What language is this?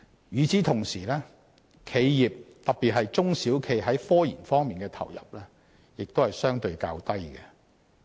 Cantonese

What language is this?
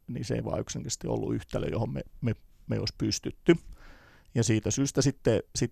Finnish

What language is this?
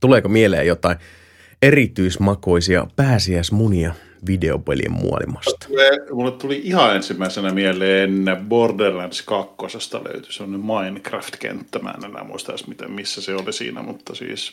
Finnish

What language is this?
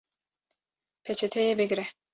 Kurdish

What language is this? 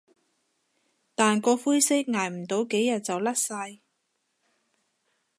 Cantonese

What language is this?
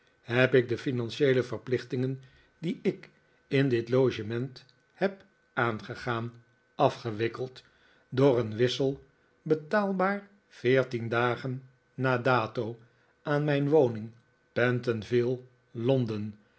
Dutch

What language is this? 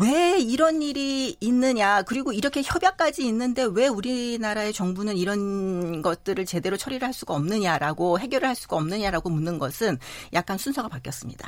Korean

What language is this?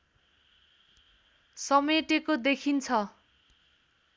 Nepali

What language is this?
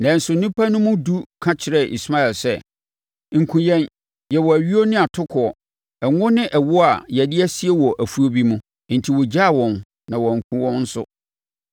Akan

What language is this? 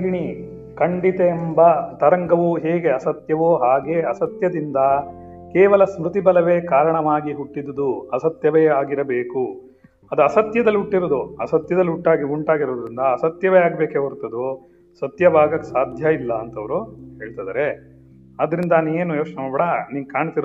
Kannada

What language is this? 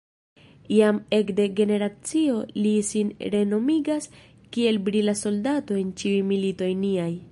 Esperanto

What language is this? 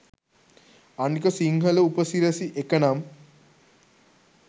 Sinhala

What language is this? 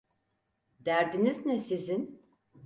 Turkish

